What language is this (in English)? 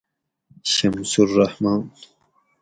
Gawri